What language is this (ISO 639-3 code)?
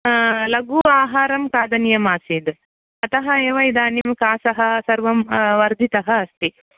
san